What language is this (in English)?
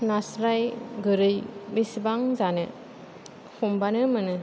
Bodo